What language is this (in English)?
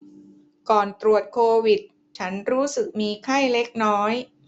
Thai